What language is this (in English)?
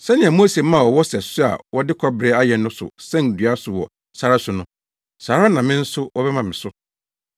Akan